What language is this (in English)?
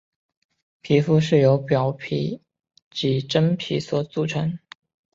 Chinese